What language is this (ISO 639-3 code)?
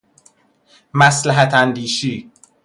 fas